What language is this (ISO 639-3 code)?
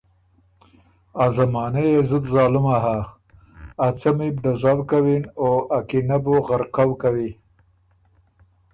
oru